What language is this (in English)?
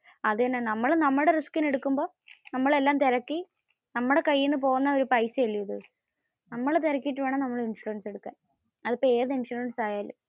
Malayalam